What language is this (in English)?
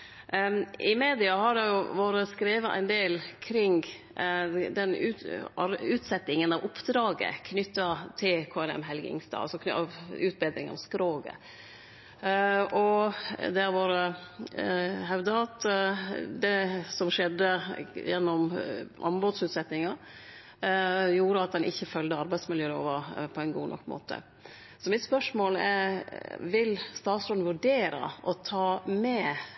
Norwegian Nynorsk